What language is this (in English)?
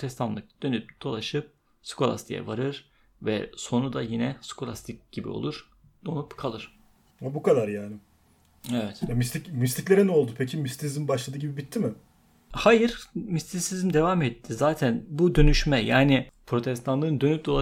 Turkish